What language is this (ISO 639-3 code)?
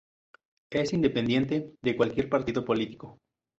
spa